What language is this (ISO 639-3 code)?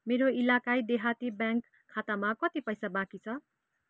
nep